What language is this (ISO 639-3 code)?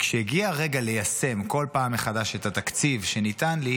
heb